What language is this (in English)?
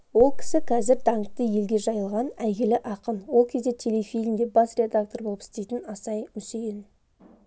Kazakh